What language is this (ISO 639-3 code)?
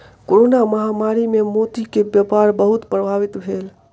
mai